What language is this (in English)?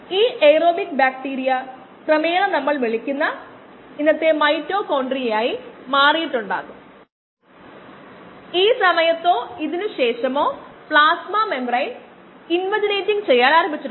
Malayalam